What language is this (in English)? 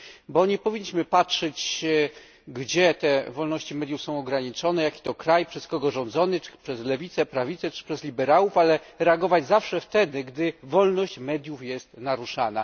Polish